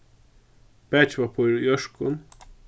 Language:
Faroese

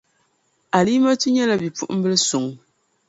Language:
Dagbani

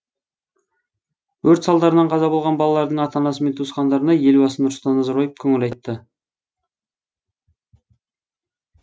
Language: Kazakh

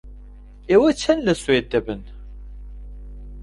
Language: Central Kurdish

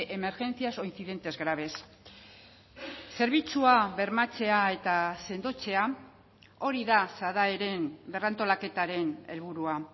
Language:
Basque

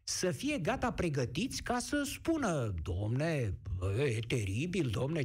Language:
Romanian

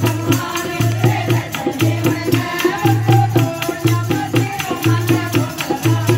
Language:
Arabic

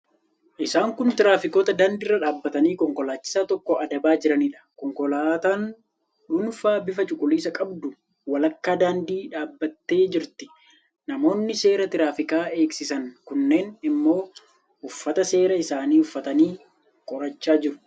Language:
Oromo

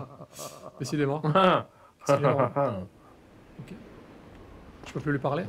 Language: French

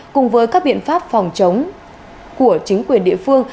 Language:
Vietnamese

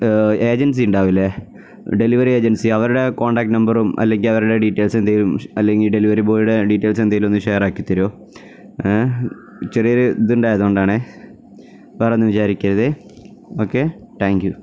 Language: Malayalam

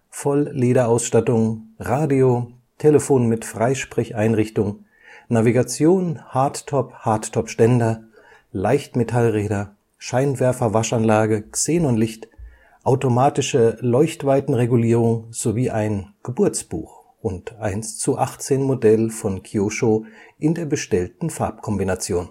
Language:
German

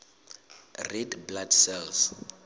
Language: Southern Sotho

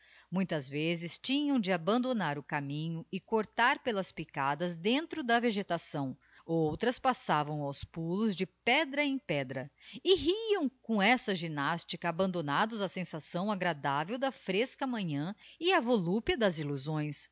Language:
Portuguese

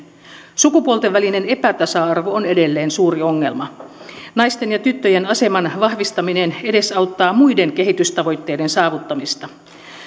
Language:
Finnish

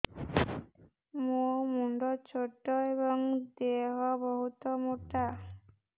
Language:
Odia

